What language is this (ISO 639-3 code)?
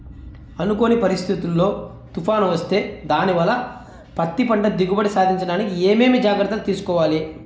tel